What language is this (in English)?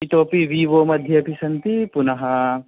Sanskrit